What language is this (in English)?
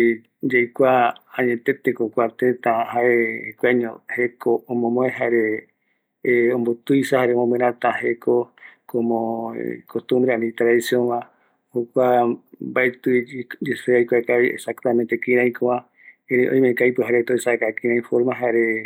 Eastern Bolivian Guaraní